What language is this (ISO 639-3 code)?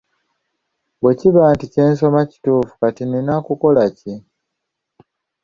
lug